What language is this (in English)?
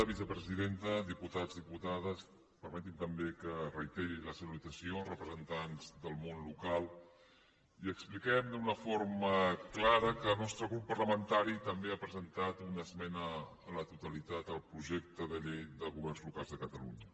Catalan